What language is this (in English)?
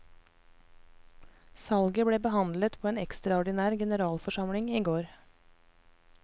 Norwegian